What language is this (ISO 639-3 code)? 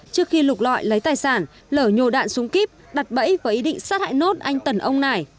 vie